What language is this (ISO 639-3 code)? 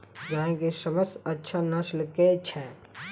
mai